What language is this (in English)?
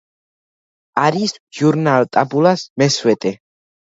Georgian